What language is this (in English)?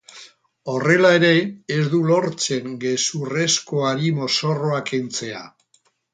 Basque